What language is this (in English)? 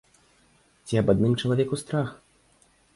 Belarusian